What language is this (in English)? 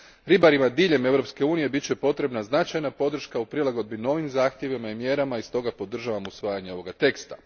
Croatian